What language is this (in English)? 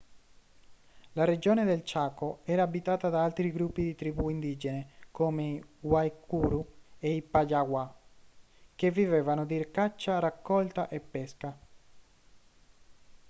Italian